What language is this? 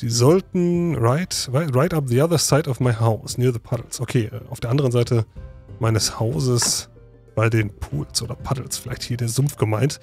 German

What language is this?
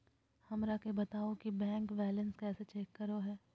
Magahi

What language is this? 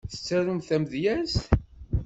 Kabyle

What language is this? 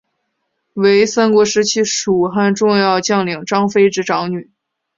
Chinese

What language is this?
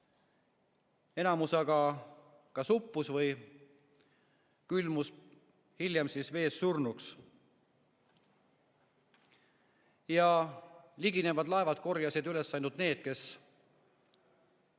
Estonian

